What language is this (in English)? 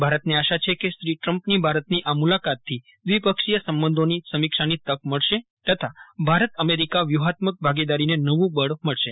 Gujarati